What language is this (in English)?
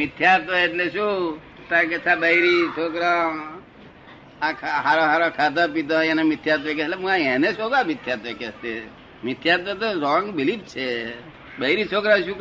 Gujarati